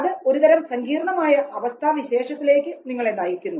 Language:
Malayalam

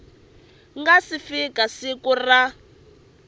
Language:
Tsonga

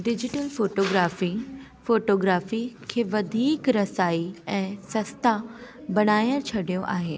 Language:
Sindhi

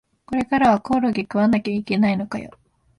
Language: Japanese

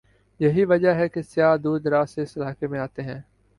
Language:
Urdu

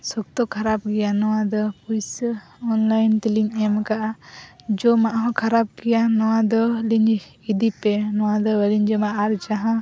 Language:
Santali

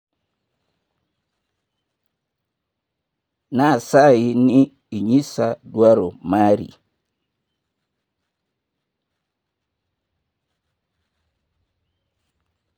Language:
Luo (Kenya and Tanzania)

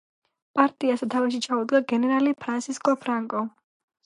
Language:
Georgian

